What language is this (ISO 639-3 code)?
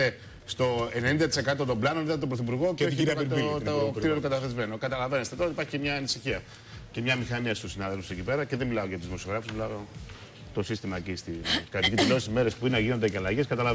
ell